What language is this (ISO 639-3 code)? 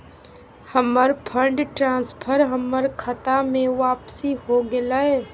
mag